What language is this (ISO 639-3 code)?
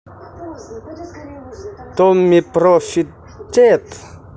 rus